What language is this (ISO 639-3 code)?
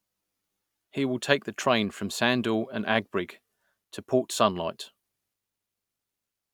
eng